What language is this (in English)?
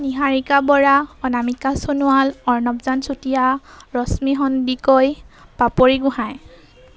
Assamese